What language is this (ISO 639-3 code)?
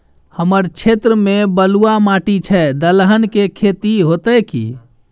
mai